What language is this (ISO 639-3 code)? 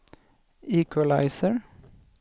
swe